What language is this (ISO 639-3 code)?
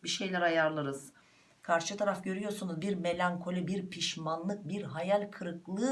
tur